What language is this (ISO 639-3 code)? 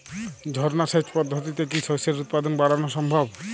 ben